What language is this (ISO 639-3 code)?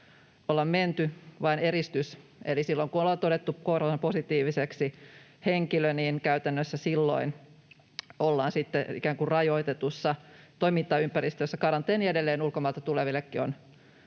fin